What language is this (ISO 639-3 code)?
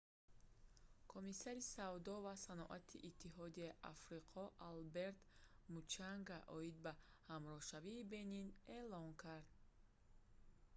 tgk